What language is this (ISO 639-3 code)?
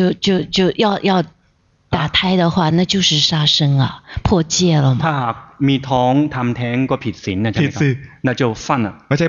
zho